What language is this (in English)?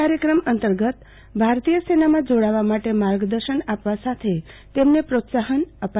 Gujarati